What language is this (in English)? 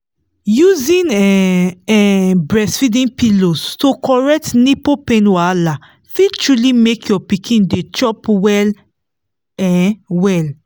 Nigerian Pidgin